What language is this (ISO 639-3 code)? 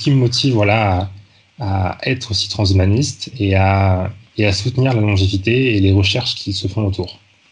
fra